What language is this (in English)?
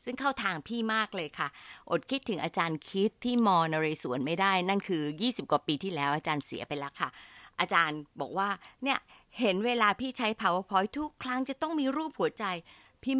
Thai